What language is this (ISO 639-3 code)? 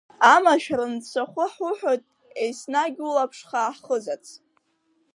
abk